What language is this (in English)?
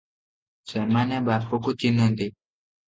Odia